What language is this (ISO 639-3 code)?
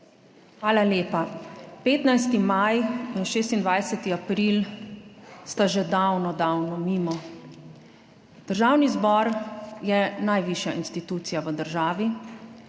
slv